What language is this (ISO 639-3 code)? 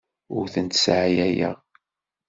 kab